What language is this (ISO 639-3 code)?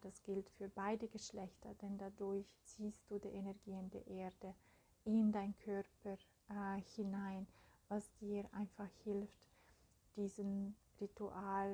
deu